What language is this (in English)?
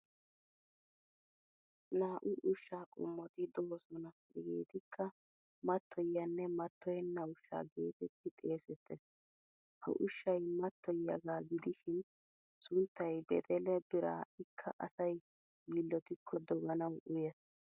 Wolaytta